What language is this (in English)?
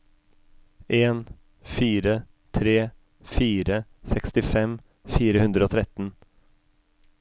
Norwegian